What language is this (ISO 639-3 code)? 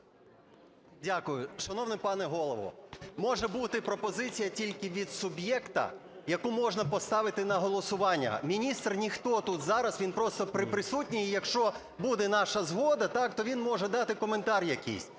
ukr